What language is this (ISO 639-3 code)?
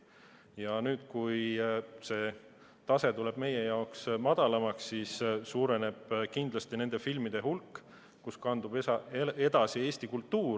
est